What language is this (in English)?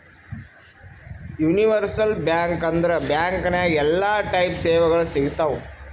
Kannada